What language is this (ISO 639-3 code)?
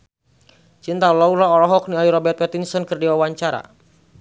sun